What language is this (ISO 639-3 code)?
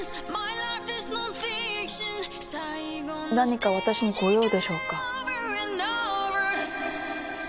jpn